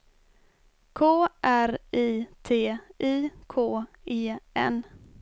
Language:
Swedish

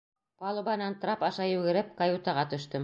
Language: Bashkir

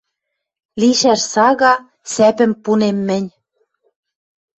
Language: Western Mari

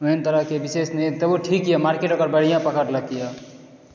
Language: Maithili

